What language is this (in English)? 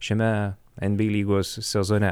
Lithuanian